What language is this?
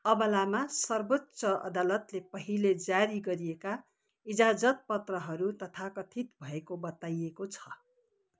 Nepali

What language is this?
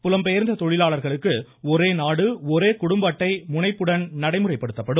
Tamil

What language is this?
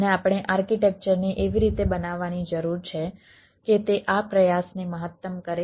Gujarati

